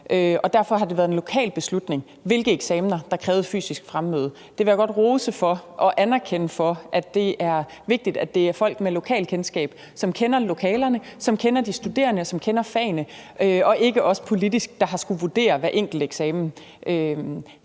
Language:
Danish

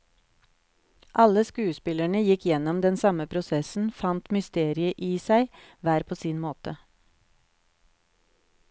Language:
Norwegian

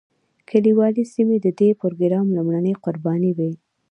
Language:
Pashto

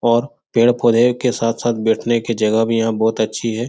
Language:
Hindi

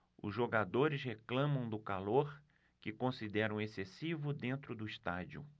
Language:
Portuguese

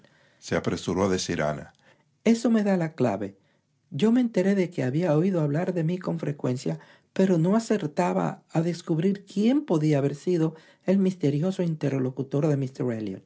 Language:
Spanish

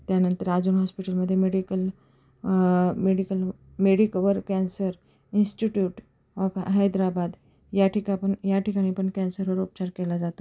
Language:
Marathi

